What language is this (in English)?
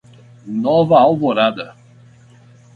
Portuguese